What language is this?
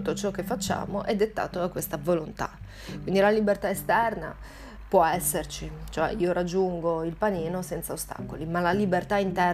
Italian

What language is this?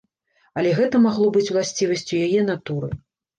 Belarusian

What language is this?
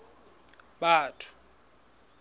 Southern Sotho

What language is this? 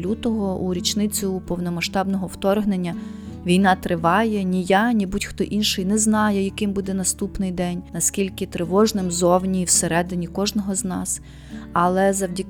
Ukrainian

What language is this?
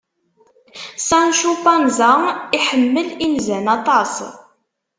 Kabyle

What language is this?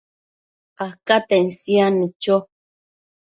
Matsés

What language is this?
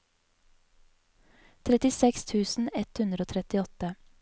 Norwegian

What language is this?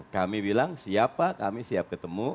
Indonesian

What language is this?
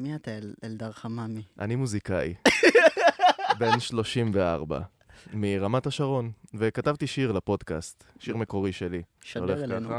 Hebrew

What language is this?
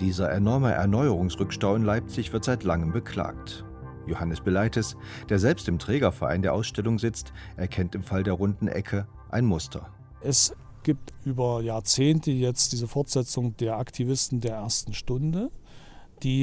German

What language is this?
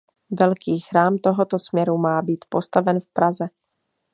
Czech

